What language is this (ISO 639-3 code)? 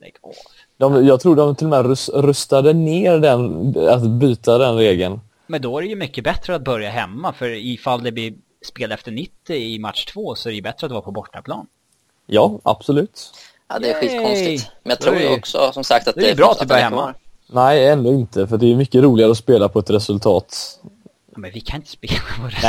swe